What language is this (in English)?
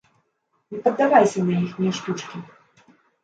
Belarusian